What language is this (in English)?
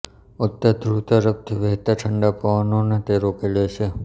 Gujarati